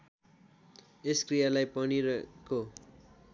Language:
Nepali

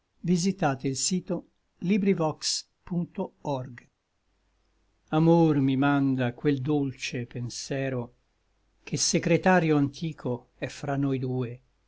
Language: Italian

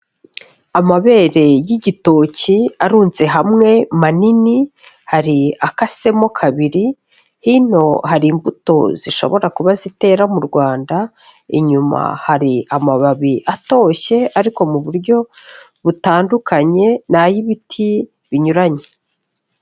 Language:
Kinyarwanda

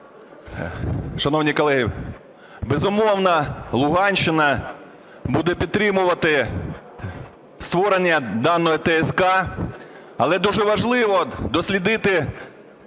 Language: Ukrainian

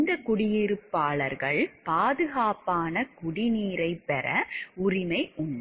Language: Tamil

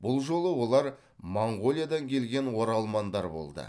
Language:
Kazakh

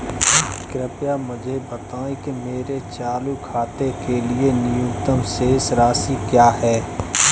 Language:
Hindi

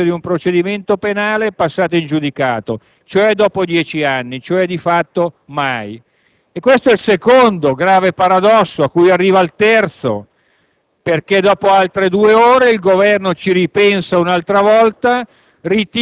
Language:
Italian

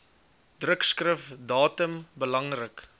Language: Afrikaans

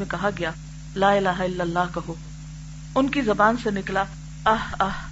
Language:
Urdu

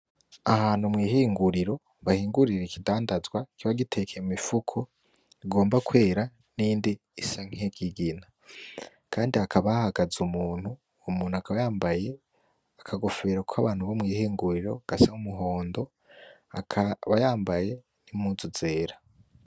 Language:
Rundi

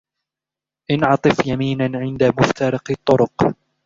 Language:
Arabic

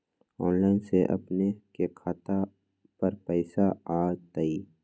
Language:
Magahi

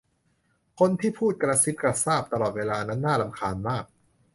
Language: Thai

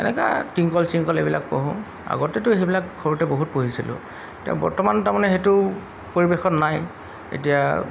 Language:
Assamese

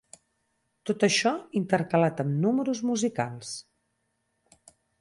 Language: Catalan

